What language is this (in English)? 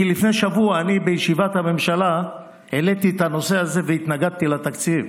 Hebrew